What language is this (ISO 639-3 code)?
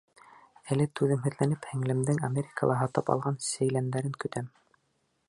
bak